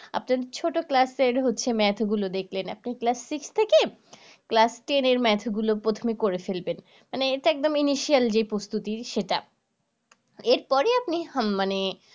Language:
Bangla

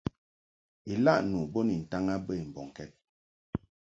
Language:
Mungaka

